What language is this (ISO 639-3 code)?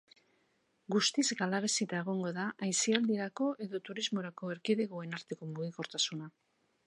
eus